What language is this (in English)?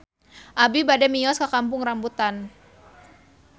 Sundanese